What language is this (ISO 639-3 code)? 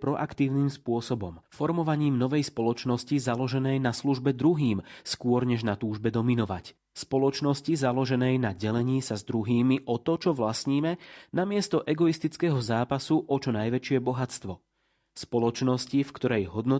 slk